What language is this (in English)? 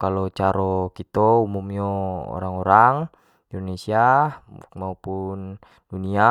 Jambi Malay